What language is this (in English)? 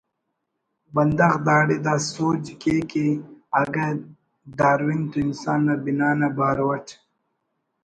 Brahui